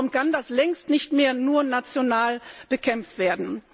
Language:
German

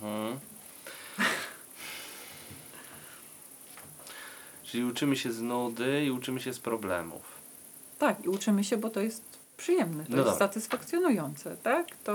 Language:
Polish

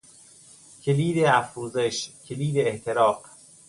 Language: Persian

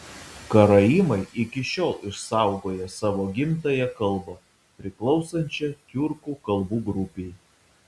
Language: Lithuanian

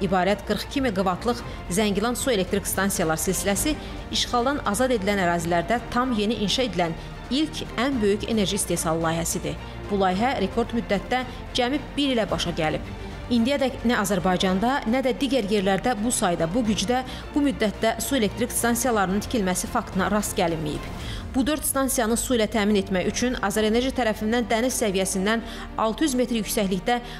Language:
Turkish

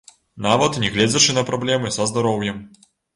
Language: Belarusian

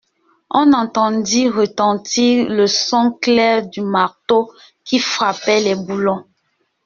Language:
French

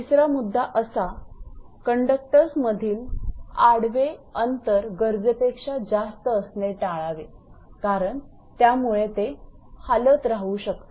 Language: Marathi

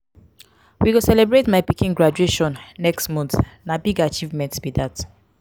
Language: Nigerian Pidgin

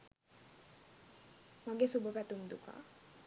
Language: Sinhala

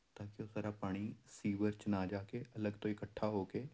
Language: Punjabi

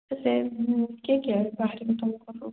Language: Odia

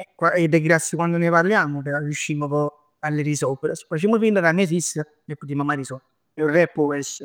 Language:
Neapolitan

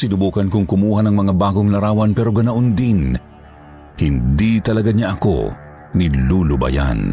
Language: Filipino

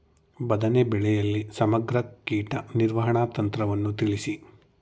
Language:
Kannada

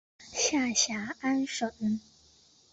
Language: Chinese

